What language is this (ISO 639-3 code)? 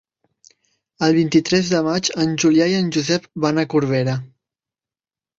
cat